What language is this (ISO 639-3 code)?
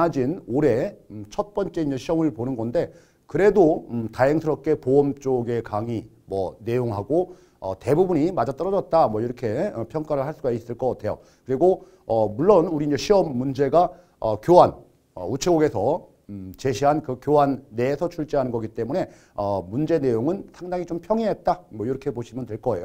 kor